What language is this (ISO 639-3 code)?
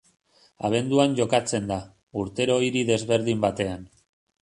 eus